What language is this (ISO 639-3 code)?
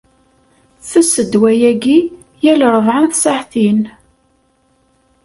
kab